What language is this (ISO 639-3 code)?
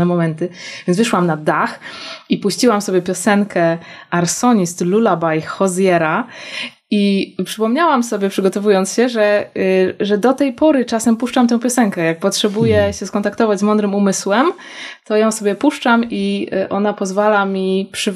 pol